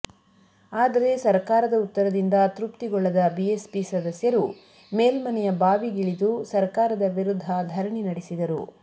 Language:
Kannada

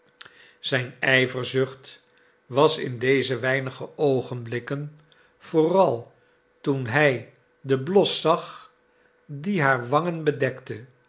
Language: Dutch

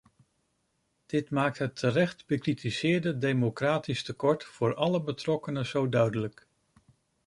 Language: Dutch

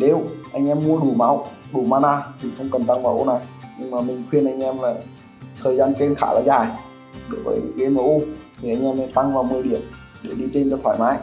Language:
Vietnamese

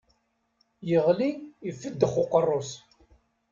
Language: Kabyle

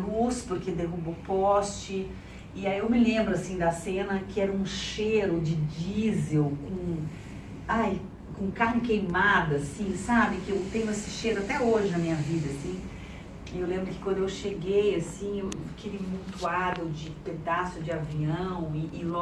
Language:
Portuguese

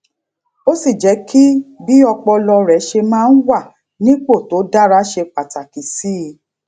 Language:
Yoruba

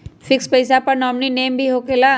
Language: Magahi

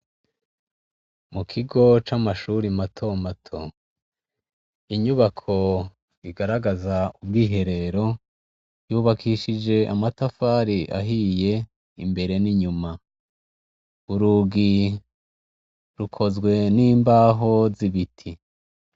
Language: Rundi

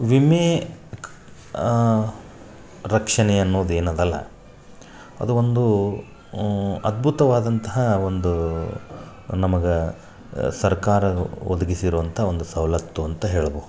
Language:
Kannada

